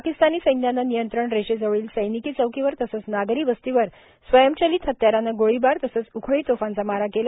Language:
Marathi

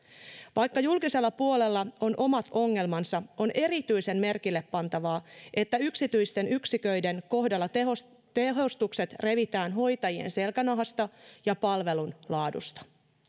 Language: Finnish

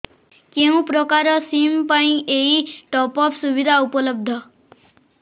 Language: Odia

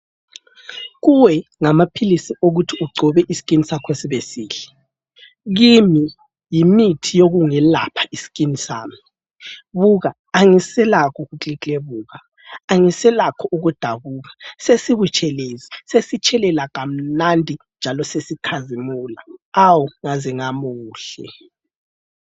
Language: North Ndebele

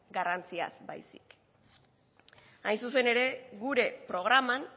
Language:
Basque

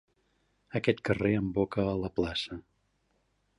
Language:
Catalan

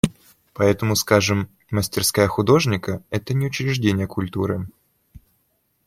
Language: Russian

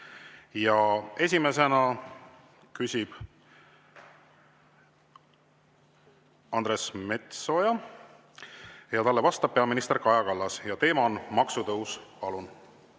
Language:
Estonian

